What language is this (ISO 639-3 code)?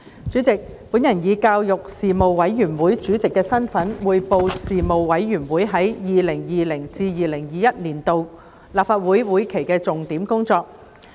yue